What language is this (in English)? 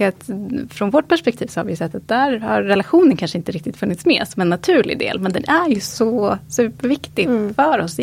Swedish